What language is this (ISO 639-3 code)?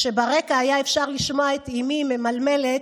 heb